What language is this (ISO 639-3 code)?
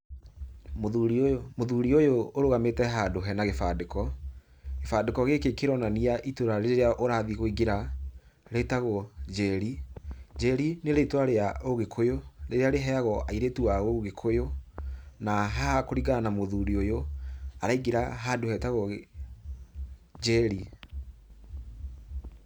kik